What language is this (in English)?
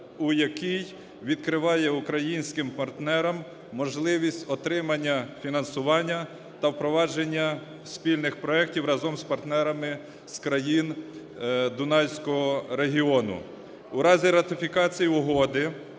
Ukrainian